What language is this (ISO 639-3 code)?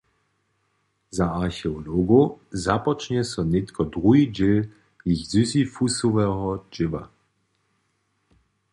hsb